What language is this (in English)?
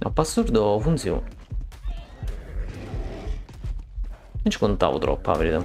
Italian